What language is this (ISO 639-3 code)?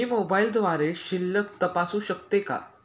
mar